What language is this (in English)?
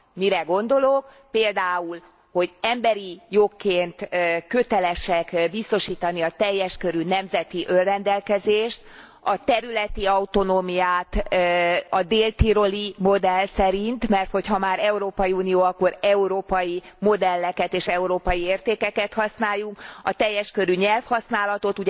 Hungarian